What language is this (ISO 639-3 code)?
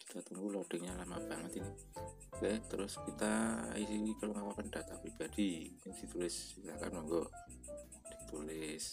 ind